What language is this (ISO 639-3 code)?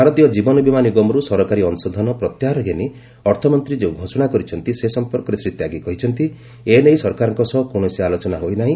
ori